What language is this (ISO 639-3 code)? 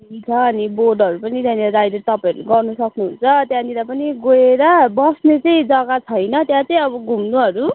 nep